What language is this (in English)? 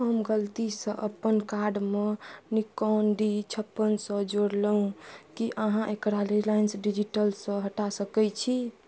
Maithili